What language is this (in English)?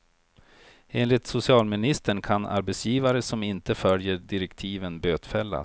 Swedish